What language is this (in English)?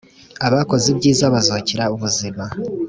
Kinyarwanda